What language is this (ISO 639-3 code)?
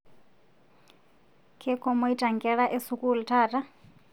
mas